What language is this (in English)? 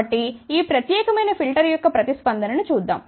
Telugu